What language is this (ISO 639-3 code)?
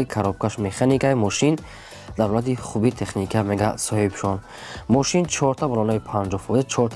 tur